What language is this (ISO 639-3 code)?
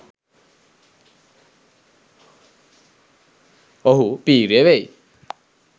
sin